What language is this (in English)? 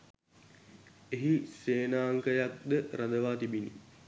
Sinhala